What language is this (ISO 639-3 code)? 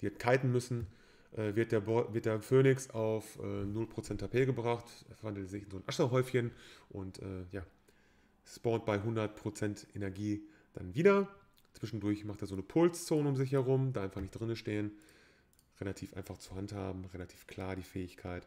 deu